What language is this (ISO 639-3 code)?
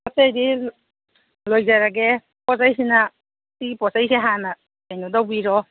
mni